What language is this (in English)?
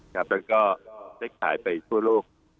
Thai